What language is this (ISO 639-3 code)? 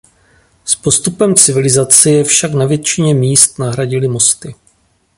ces